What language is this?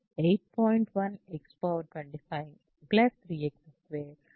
Telugu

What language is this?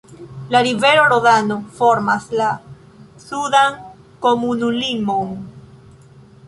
Esperanto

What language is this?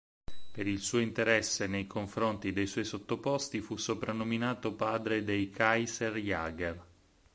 Italian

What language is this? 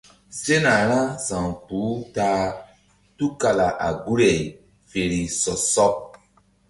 Mbum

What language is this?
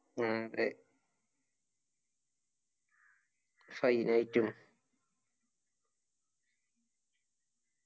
Malayalam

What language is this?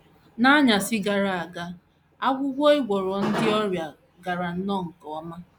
Igbo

